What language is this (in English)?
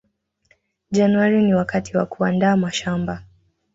Swahili